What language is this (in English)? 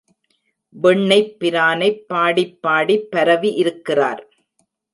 Tamil